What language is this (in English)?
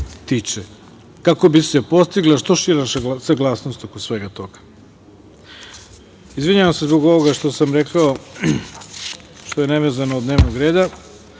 Serbian